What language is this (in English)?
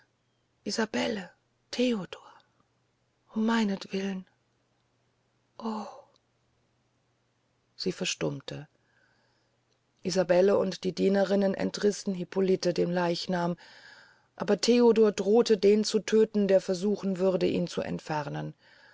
German